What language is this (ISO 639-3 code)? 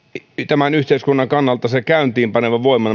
fin